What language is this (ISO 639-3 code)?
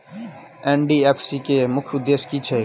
mai